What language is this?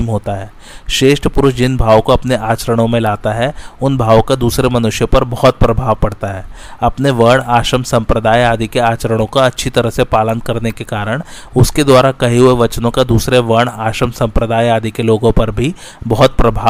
Hindi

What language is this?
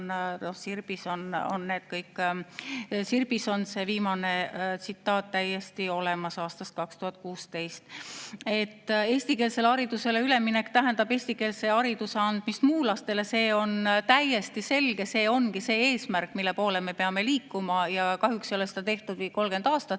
Estonian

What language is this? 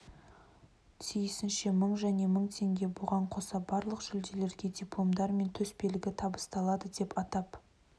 Kazakh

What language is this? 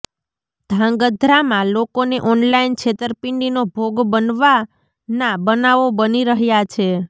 Gujarati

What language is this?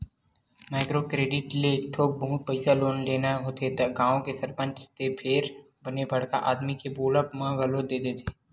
Chhattisgarhi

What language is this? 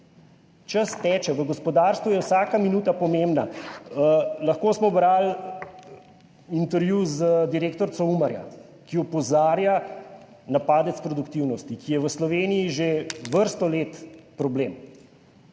Slovenian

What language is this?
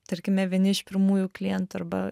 Lithuanian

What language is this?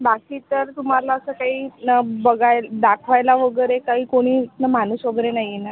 Marathi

